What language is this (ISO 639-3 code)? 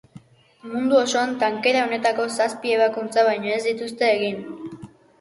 eus